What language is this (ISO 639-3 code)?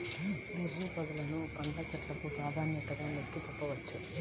tel